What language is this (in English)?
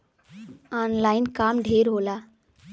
Bhojpuri